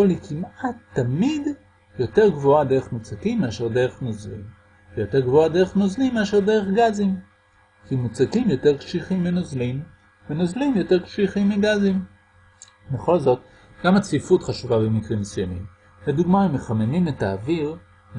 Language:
Hebrew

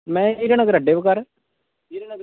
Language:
Dogri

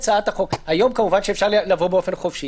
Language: Hebrew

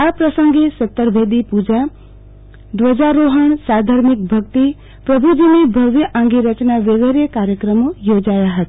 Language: Gujarati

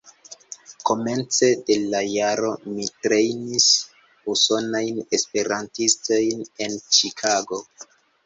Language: Esperanto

